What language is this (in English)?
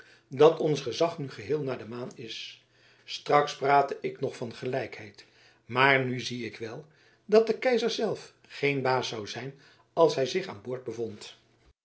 Dutch